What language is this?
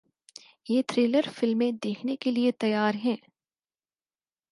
Urdu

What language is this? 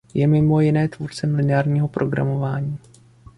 Czech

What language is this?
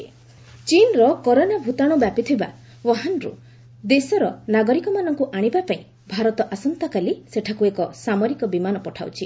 Odia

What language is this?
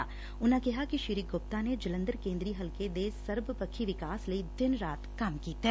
Punjabi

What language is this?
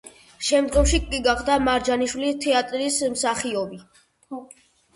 Georgian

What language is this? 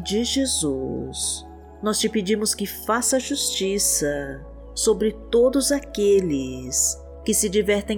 Portuguese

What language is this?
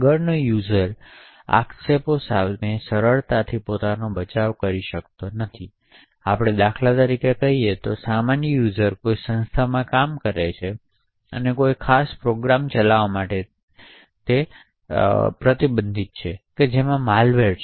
Gujarati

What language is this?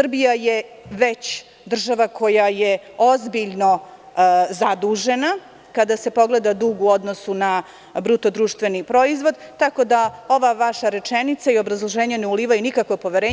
Serbian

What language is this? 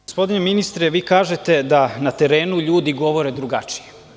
Serbian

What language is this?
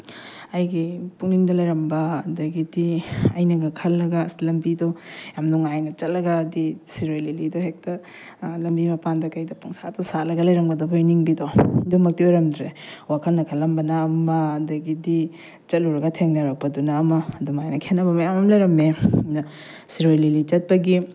Manipuri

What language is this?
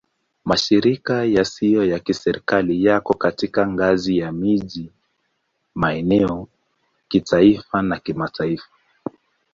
Swahili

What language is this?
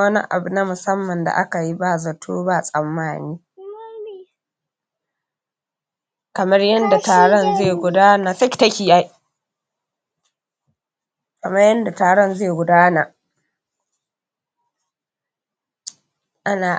Hausa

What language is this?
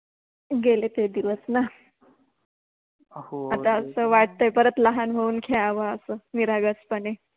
Marathi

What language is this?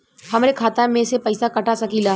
Bhojpuri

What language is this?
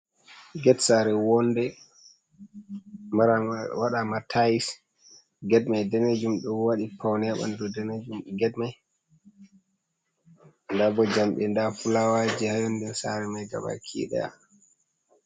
Fula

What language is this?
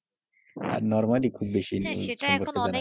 Bangla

